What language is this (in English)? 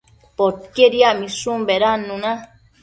Matsés